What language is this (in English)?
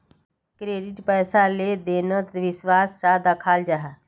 Magahi